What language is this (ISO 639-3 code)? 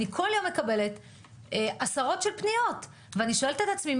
heb